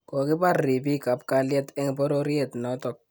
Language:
Kalenjin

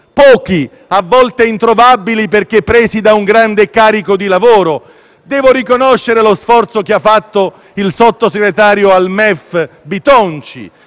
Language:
Italian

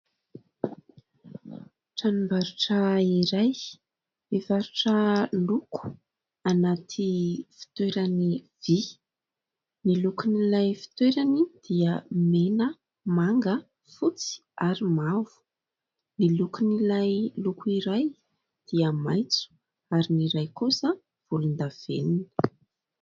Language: Malagasy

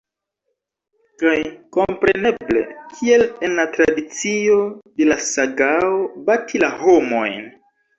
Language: Esperanto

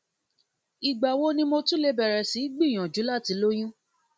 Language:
Yoruba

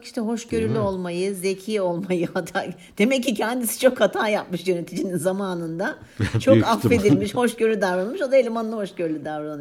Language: Turkish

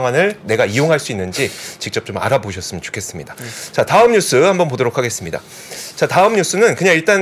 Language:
Korean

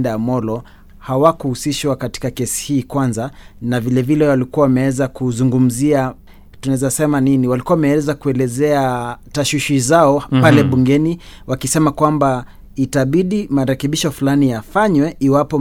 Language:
Swahili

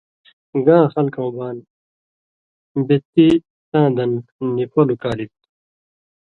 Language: Indus Kohistani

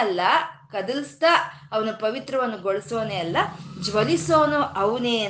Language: Kannada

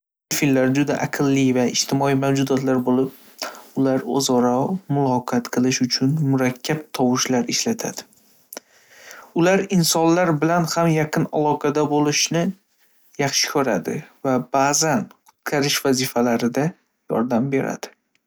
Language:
Uzbek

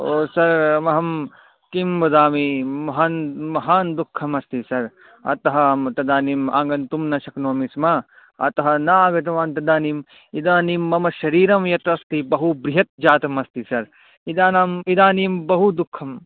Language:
Sanskrit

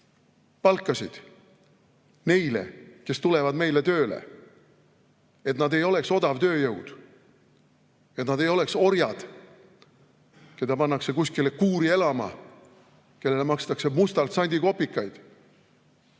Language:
Estonian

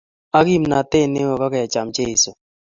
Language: Kalenjin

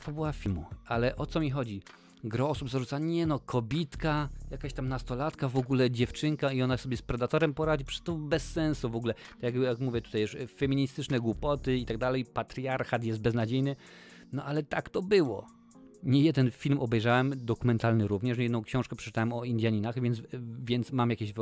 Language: Polish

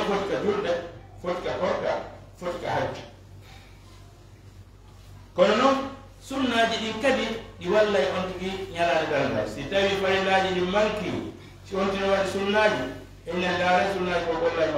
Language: Arabic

